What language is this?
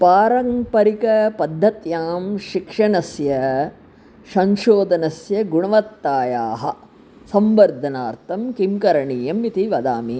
Sanskrit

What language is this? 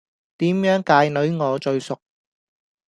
Cantonese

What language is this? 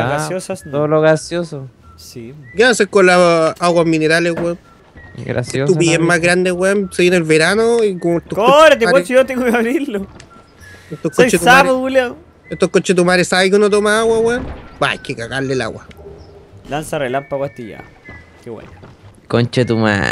Spanish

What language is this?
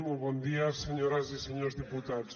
Catalan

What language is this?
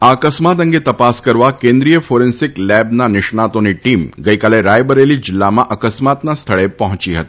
Gujarati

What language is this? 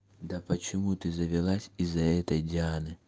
Russian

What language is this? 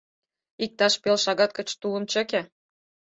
Mari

